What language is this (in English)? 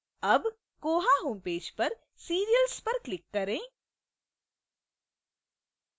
Hindi